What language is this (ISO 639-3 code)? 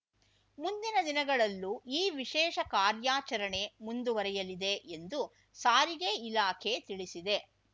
kan